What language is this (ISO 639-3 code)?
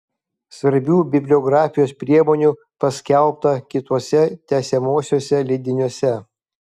lit